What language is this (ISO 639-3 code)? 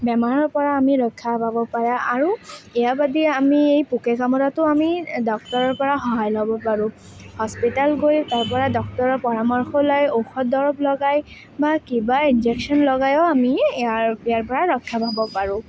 asm